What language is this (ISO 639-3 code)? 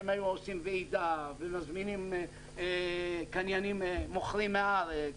heb